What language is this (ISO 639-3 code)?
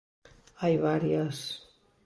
glg